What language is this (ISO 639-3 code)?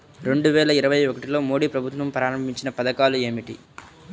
tel